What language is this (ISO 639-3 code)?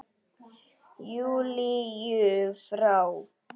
isl